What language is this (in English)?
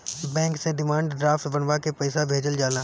Bhojpuri